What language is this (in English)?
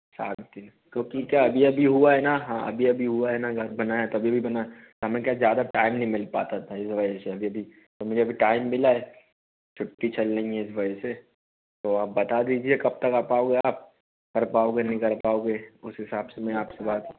Hindi